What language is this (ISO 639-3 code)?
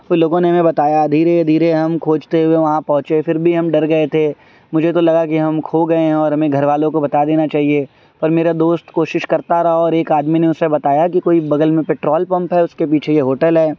urd